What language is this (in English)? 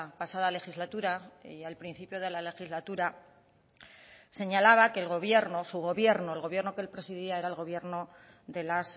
Spanish